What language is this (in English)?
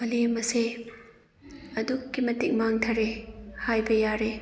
Manipuri